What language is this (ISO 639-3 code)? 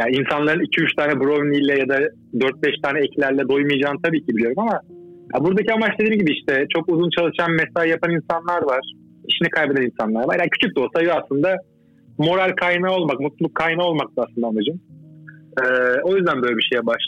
tur